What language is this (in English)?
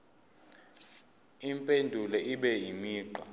Zulu